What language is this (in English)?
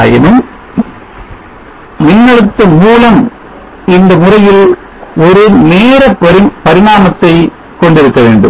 Tamil